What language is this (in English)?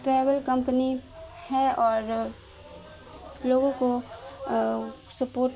Urdu